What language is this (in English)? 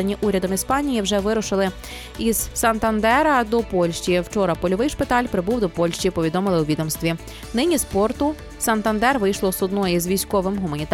Ukrainian